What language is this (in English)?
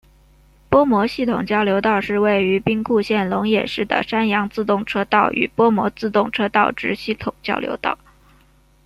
Chinese